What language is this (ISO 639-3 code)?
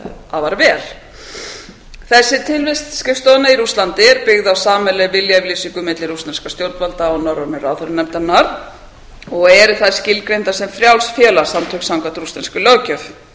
isl